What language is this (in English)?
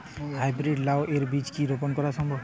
Bangla